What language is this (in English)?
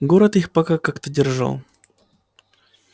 Russian